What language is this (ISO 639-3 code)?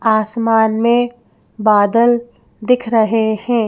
hin